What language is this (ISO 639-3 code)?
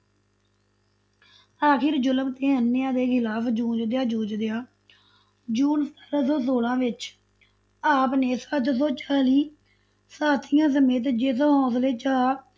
pan